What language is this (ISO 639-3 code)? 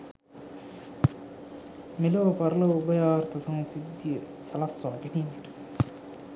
sin